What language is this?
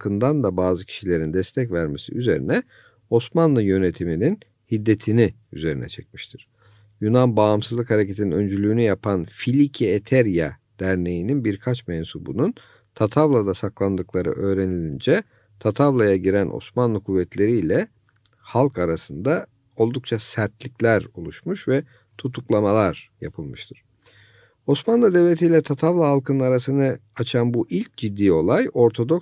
Turkish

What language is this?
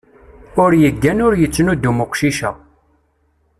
Kabyle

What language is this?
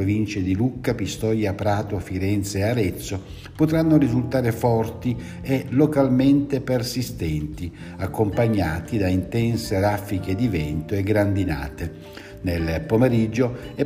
Italian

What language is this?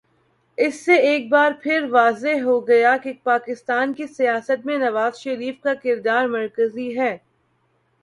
Urdu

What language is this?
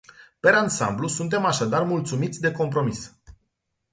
Romanian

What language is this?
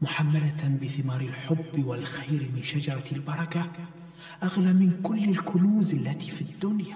Arabic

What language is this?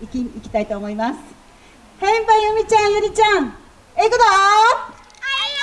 Japanese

